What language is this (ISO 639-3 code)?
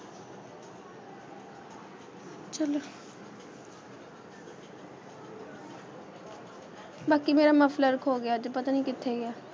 pan